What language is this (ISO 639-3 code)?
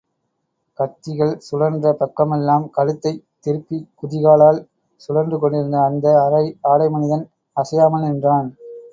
tam